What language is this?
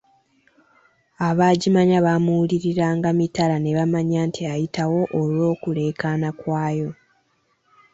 Ganda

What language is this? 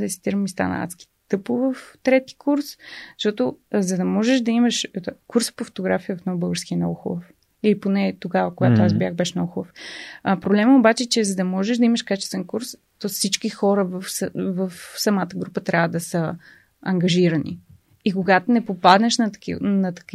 Bulgarian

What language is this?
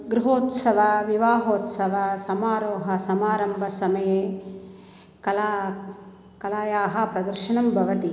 Sanskrit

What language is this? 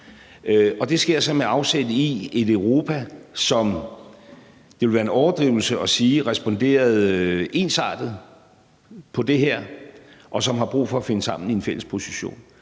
Danish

